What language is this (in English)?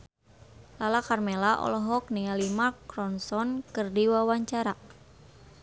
Sundanese